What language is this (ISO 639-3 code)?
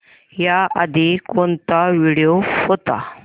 mar